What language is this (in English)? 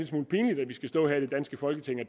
Danish